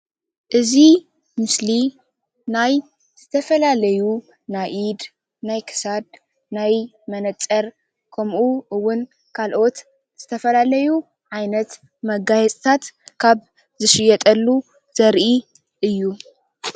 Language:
Tigrinya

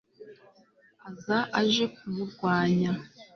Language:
Kinyarwanda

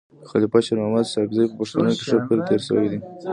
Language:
Pashto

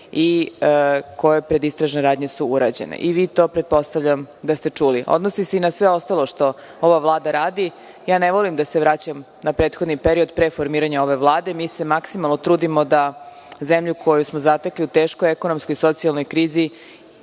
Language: Serbian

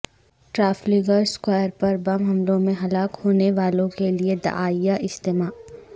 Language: Urdu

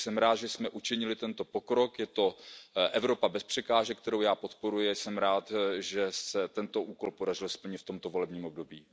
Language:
Czech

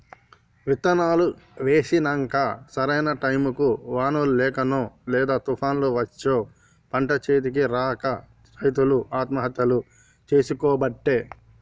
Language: Telugu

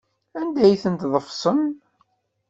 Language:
Kabyle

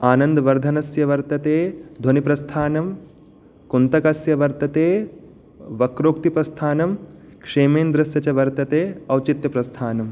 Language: Sanskrit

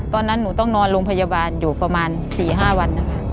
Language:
Thai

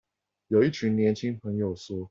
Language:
Chinese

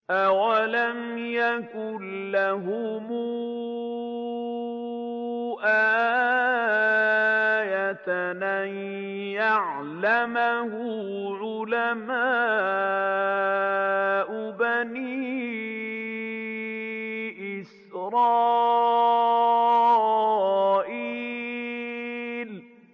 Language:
Arabic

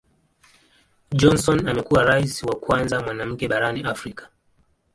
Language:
Swahili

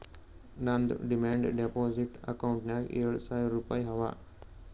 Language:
Kannada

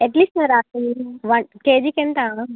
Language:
Telugu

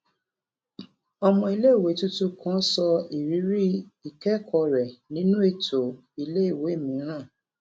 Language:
Yoruba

